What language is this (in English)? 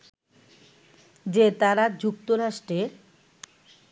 Bangla